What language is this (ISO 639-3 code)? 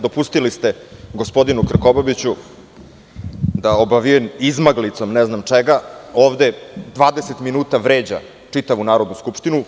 srp